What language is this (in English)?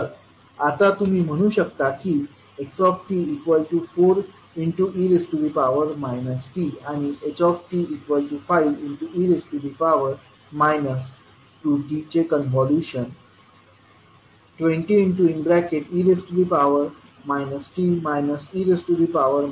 Marathi